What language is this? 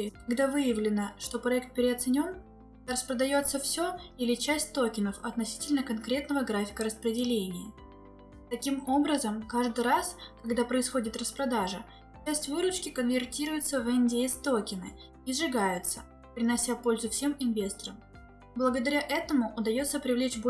Russian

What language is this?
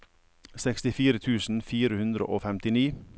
Norwegian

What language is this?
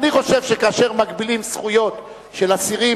Hebrew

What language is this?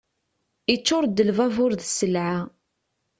Kabyle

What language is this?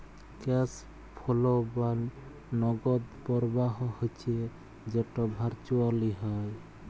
Bangla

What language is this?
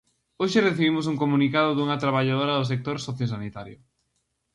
Galician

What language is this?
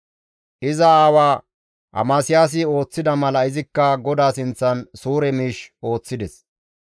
Gamo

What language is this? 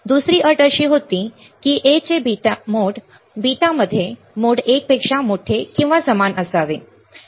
Marathi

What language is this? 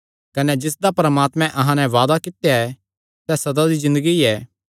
Kangri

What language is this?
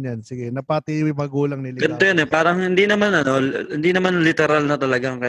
Filipino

